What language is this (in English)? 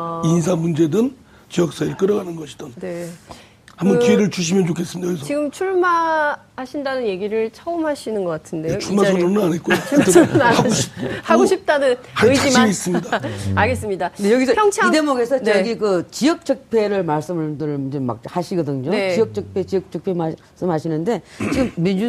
Korean